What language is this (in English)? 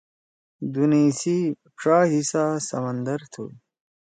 Torwali